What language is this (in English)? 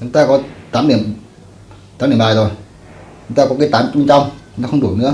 Vietnamese